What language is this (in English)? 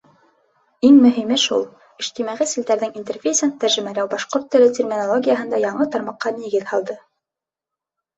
Bashkir